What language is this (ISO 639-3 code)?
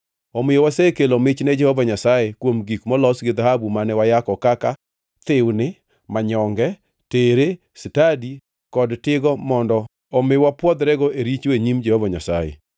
luo